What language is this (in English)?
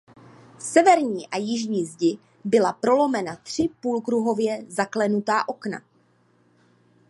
Czech